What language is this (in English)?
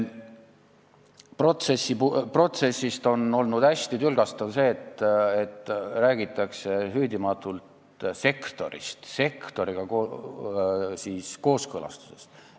Estonian